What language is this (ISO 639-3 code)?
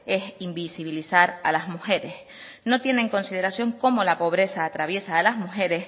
spa